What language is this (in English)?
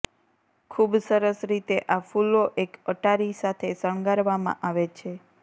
Gujarati